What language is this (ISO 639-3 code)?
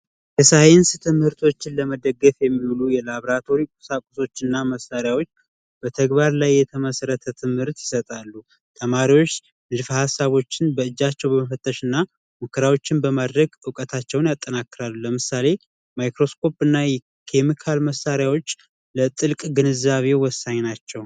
amh